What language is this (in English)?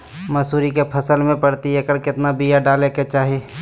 Magahi